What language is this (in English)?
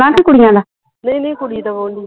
Punjabi